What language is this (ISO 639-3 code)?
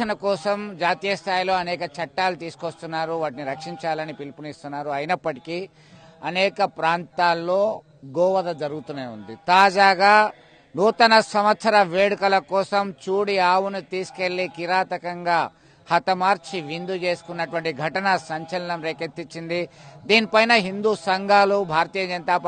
tel